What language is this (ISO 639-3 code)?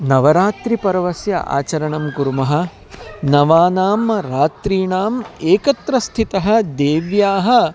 san